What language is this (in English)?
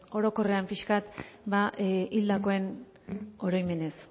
Basque